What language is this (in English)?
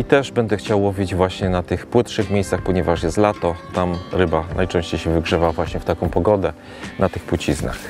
Polish